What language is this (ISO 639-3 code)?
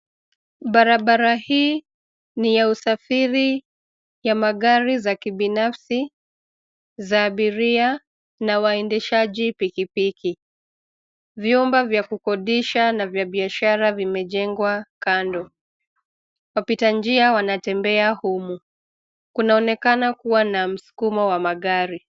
swa